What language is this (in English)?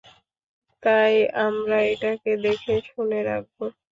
Bangla